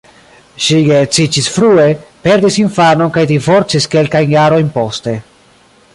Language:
Esperanto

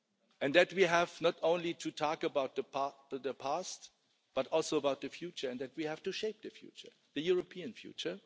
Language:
English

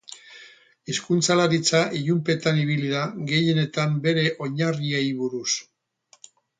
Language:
Basque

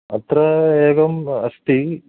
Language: Sanskrit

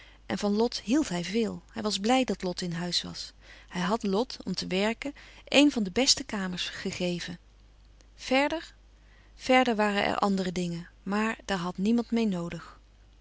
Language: Dutch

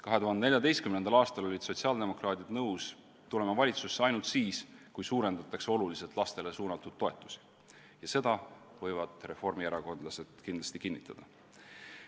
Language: Estonian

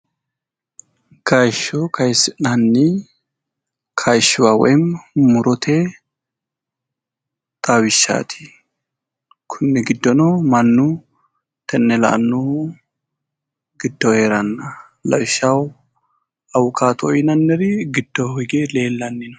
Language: Sidamo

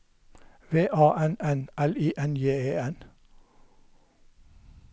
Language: Norwegian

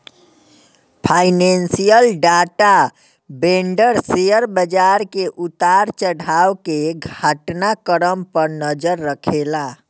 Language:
Bhojpuri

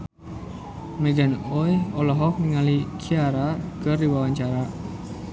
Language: Sundanese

